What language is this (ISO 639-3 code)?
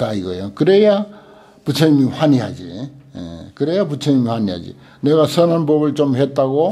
kor